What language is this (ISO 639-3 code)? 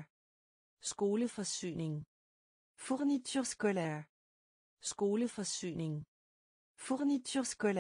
fra